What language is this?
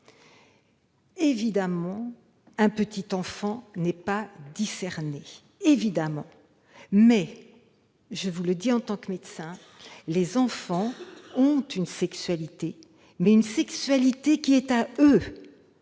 French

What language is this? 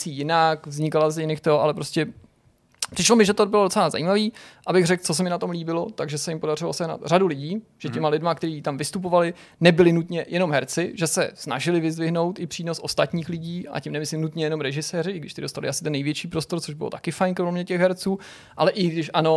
Czech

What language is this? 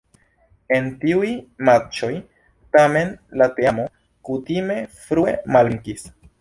Esperanto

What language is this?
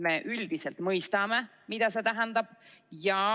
Estonian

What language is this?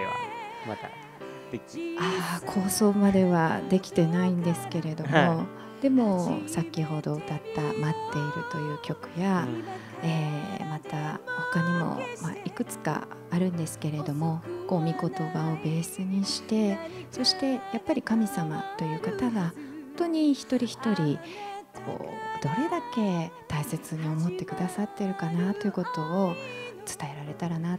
Japanese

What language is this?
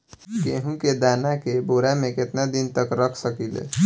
Bhojpuri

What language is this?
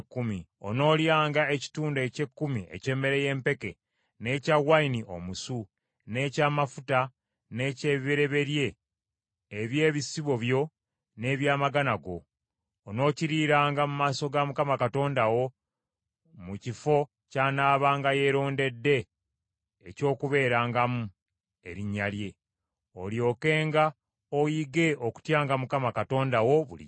Ganda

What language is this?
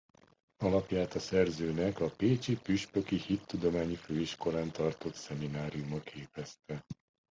Hungarian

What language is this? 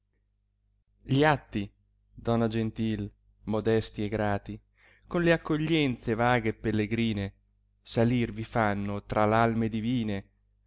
Italian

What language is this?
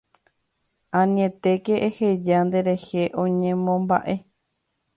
Guarani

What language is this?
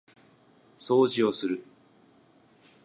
Japanese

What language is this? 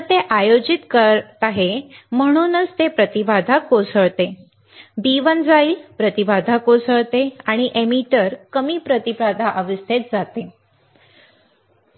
Marathi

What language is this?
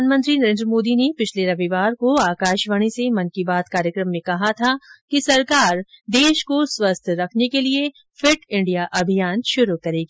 Hindi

